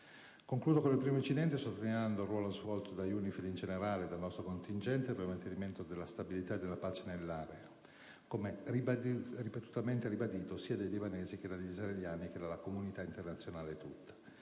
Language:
Italian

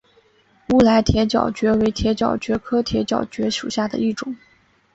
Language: Chinese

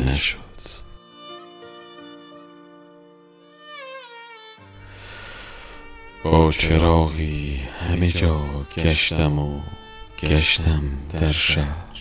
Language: Persian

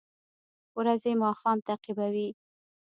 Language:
Pashto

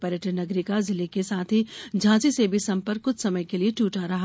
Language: Hindi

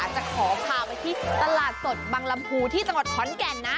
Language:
Thai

